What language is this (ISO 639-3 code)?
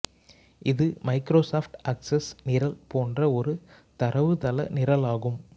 tam